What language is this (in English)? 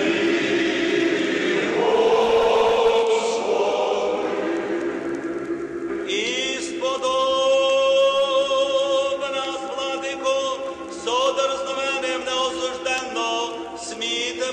Romanian